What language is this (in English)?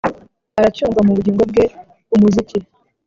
Kinyarwanda